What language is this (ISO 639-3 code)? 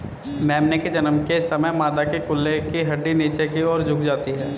hin